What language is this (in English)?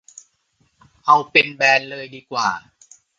Thai